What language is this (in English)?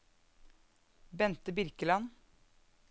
Norwegian